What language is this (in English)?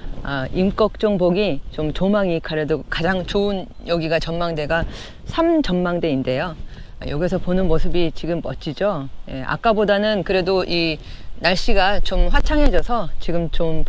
Korean